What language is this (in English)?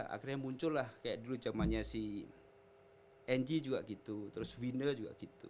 Indonesian